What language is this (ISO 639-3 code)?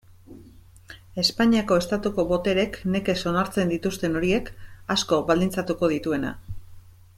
eus